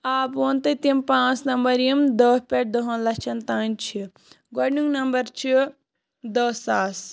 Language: Kashmiri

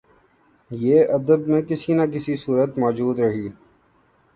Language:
Urdu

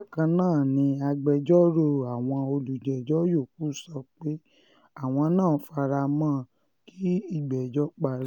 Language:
Yoruba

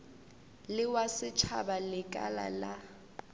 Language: Northern Sotho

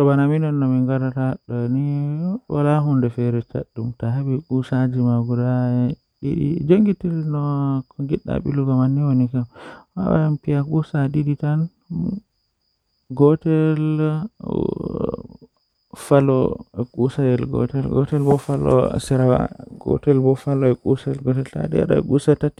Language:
Western Niger Fulfulde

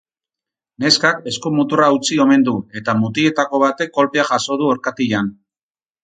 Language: Basque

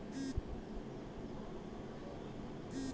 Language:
Magahi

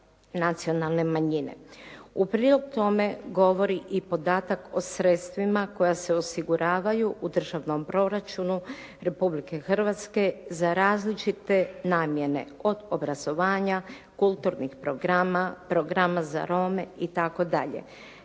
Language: Croatian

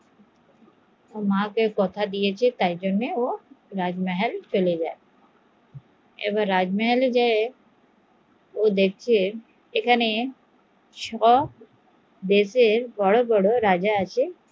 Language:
Bangla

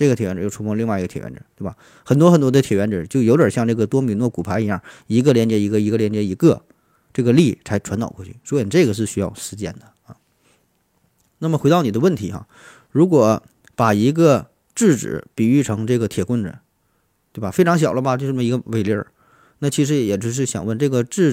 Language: Chinese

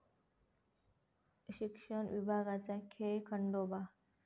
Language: Marathi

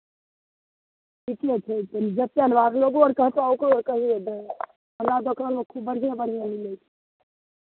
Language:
Maithili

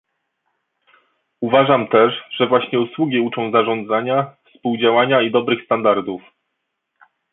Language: Polish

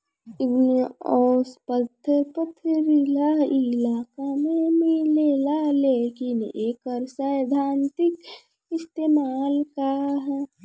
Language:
Bhojpuri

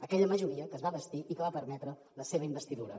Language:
Catalan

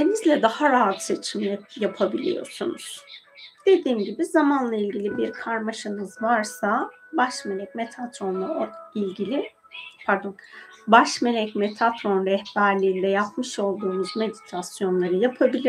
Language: Turkish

